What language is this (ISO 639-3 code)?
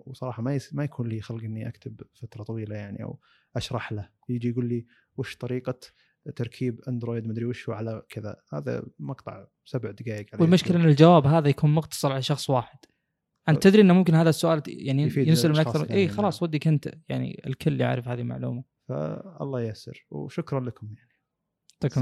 ara